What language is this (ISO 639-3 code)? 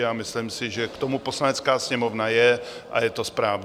ces